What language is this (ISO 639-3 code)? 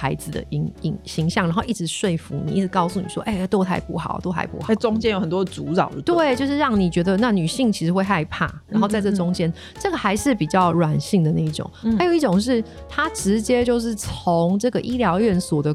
zho